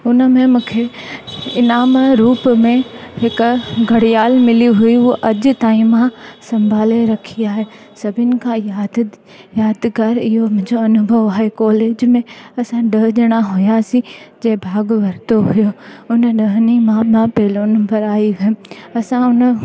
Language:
Sindhi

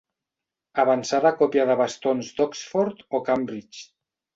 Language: Catalan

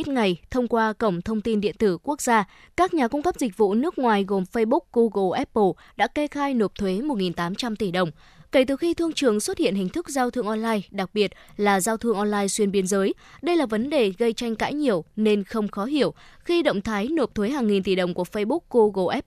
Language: Vietnamese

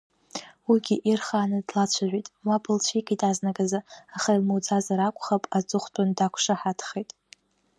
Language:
Abkhazian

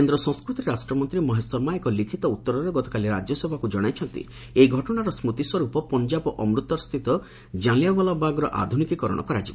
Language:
Odia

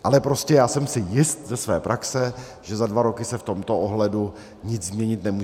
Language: Czech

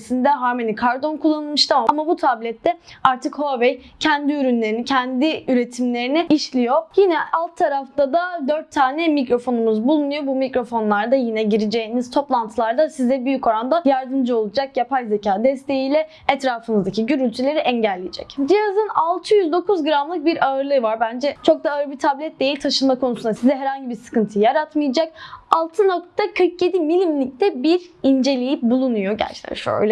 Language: Turkish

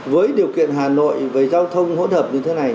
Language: Vietnamese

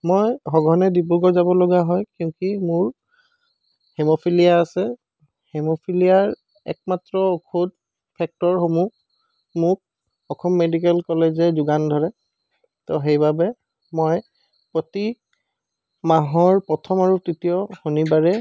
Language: Assamese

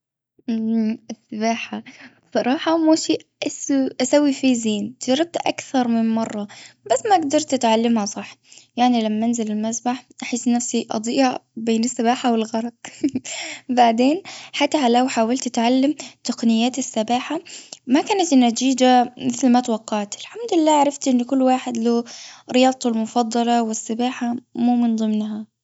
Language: Gulf Arabic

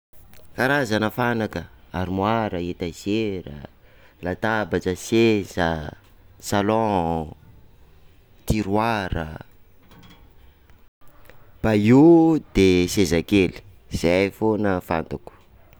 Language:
Sakalava Malagasy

